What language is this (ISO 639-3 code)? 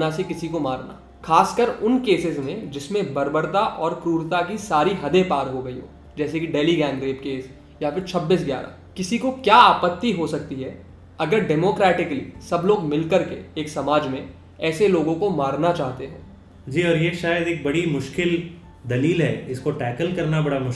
hin